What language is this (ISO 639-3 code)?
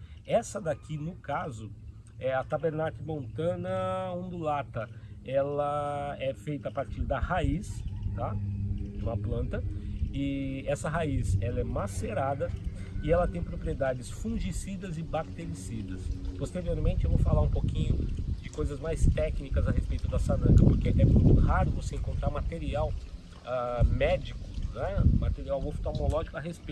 por